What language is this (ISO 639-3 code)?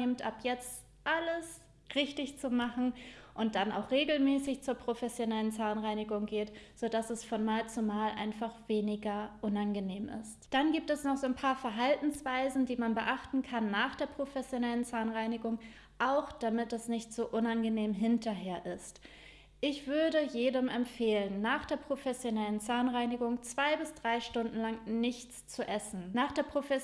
deu